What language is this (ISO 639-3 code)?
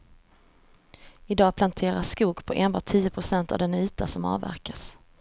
swe